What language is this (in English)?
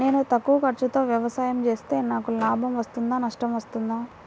Telugu